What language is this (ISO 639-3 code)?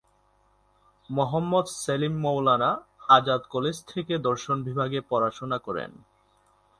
ben